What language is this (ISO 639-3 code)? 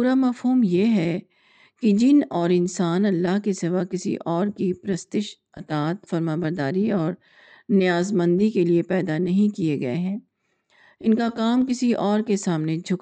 urd